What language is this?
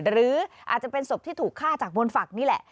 Thai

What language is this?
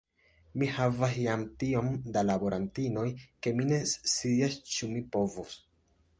Esperanto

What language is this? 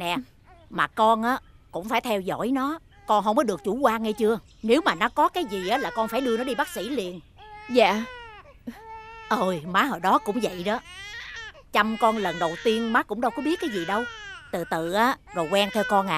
Vietnamese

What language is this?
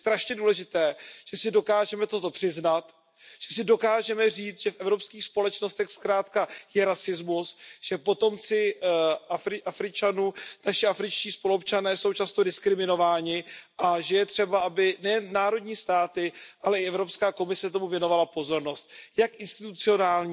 Czech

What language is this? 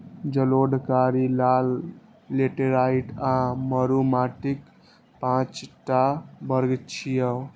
Maithili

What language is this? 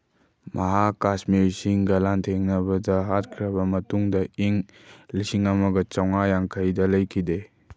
Manipuri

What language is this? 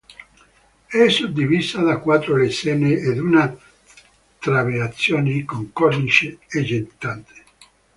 Italian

